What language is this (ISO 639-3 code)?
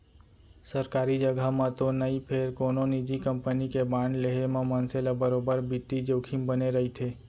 hne